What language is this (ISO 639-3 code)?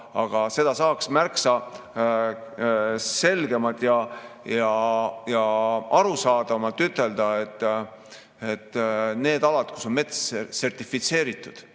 est